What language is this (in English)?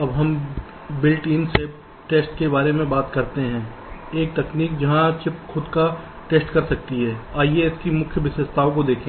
Hindi